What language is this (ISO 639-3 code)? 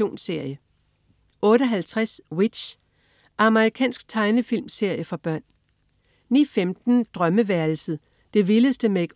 dan